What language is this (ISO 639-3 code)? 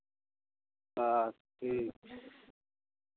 mai